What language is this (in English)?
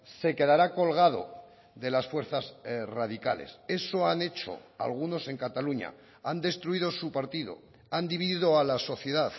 Spanish